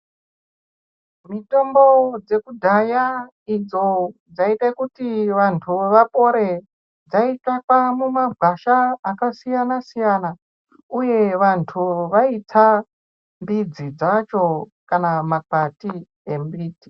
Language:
Ndau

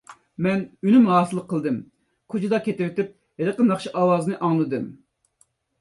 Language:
Uyghur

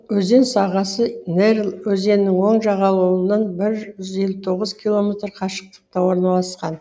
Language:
Kazakh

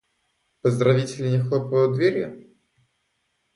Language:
Russian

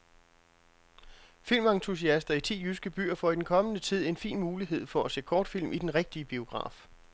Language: Danish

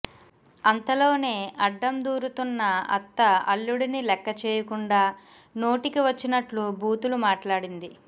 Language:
Telugu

